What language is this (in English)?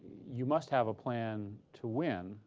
English